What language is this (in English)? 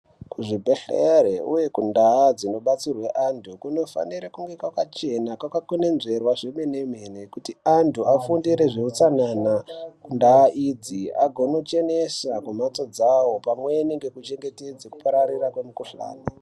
Ndau